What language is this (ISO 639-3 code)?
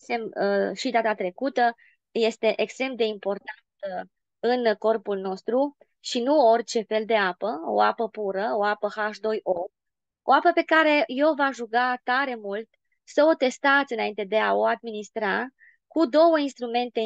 ron